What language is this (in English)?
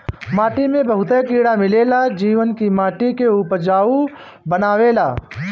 Bhojpuri